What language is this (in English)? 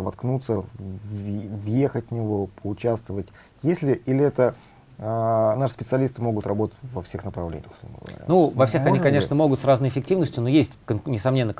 Russian